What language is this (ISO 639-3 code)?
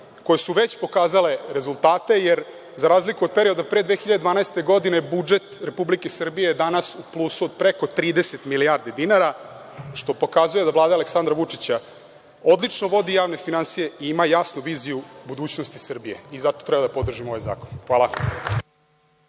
srp